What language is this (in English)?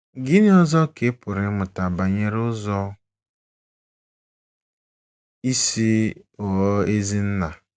Igbo